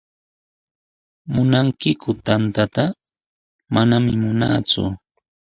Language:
Sihuas Ancash Quechua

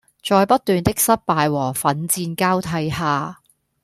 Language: Cantonese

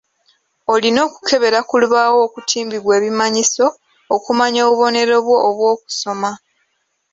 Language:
Ganda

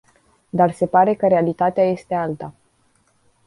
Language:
Romanian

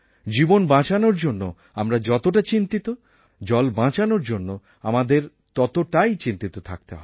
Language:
Bangla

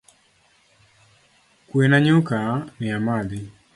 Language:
Luo (Kenya and Tanzania)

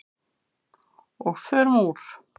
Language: Icelandic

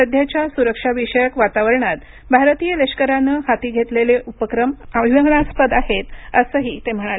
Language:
Marathi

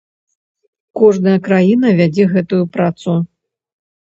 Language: Belarusian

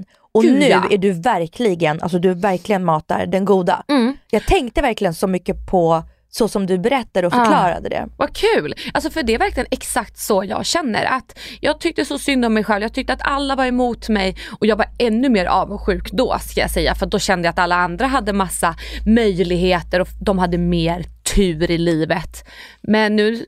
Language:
Swedish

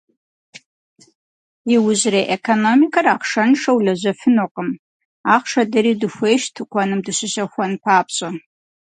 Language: Kabardian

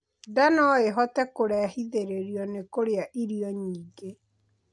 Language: Kikuyu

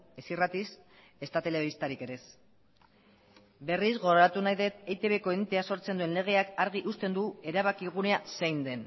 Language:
Basque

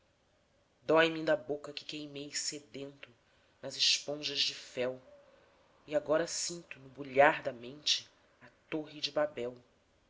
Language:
Portuguese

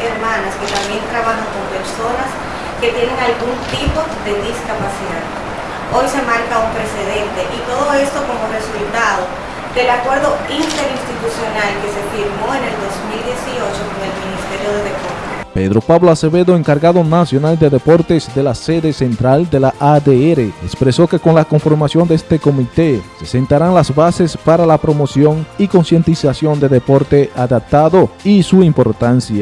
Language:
Spanish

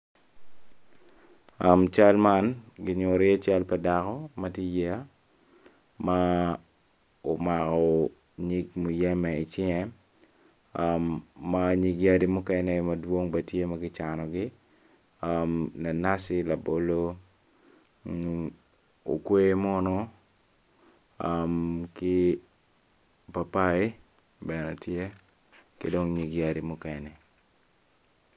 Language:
Acoli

